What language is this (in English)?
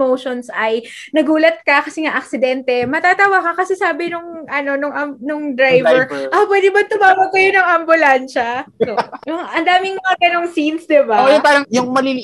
Filipino